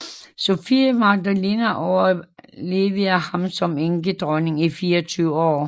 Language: Danish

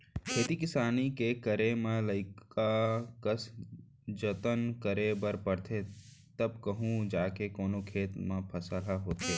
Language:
Chhattisgarhi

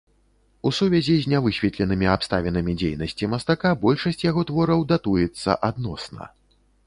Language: Belarusian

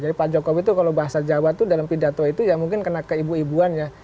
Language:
Indonesian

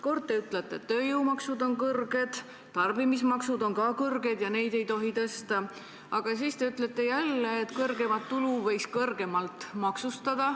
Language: Estonian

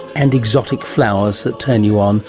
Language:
English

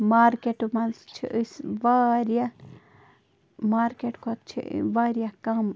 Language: Kashmiri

